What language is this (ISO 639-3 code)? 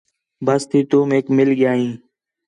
xhe